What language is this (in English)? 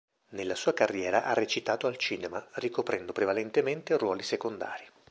Italian